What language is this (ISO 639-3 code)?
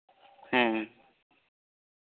sat